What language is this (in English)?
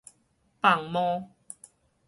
Min Nan Chinese